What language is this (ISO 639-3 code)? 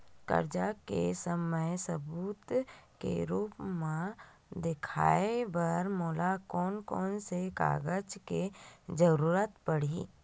hne